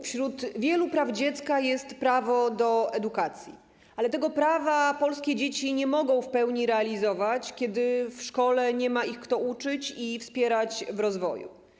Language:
Polish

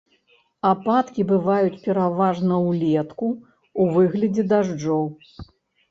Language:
Belarusian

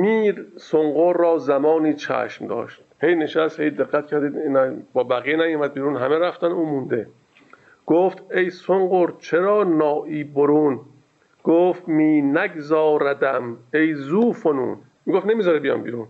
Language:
Persian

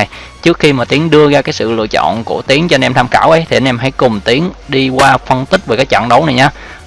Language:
Vietnamese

